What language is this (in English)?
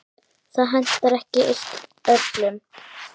Icelandic